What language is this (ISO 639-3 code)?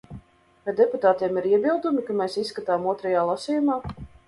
lav